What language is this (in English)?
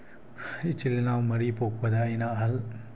Manipuri